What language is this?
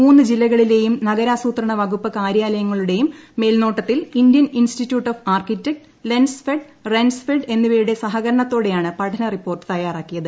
Malayalam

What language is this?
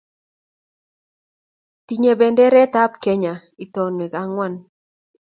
Kalenjin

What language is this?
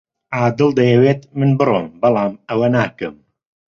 Central Kurdish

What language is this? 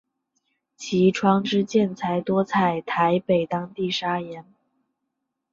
Chinese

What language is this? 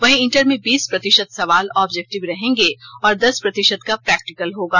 Hindi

